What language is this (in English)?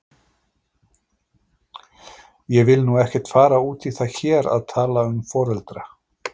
Icelandic